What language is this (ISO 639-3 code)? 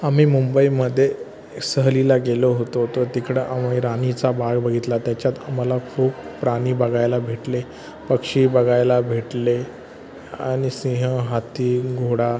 mar